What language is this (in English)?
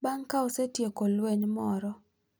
Luo (Kenya and Tanzania)